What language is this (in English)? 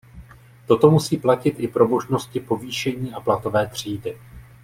Czech